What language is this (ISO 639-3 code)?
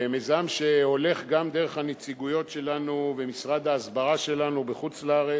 heb